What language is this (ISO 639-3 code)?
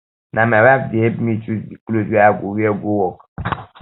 pcm